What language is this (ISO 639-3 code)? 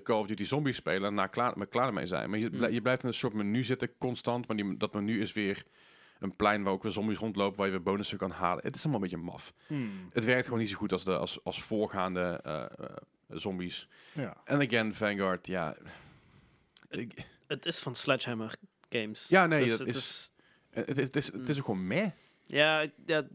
nld